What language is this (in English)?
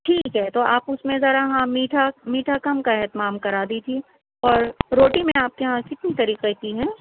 Urdu